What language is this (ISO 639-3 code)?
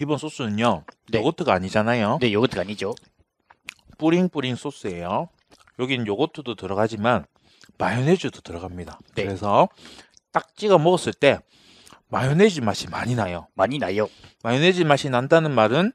kor